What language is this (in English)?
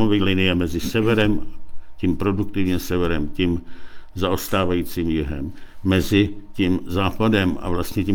Czech